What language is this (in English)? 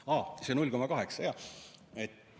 Estonian